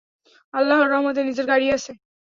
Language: Bangla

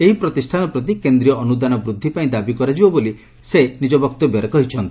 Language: Odia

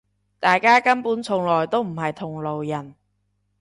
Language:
Cantonese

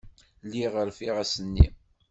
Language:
Kabyle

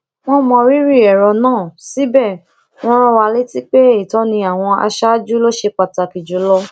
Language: Yoruba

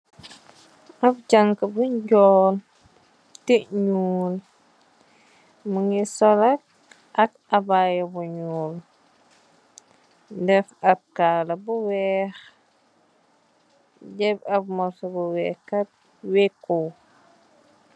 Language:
Wolof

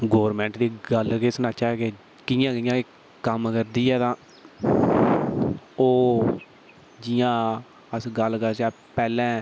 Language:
Dogri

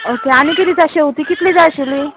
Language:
Konkani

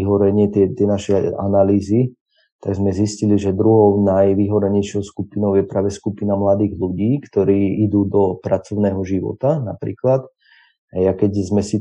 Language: Slovak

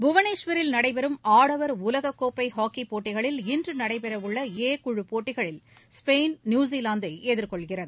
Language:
Tamil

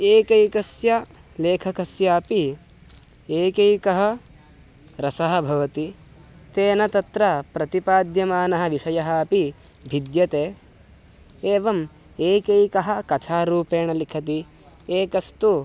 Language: Sanskrit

